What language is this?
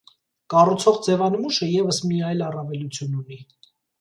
Armenian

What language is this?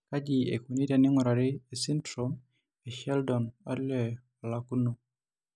Masai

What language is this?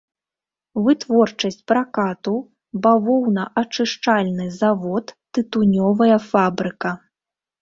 Belarusian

